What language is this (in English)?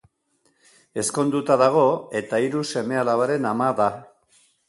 Basque